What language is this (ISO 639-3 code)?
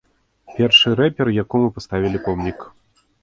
bel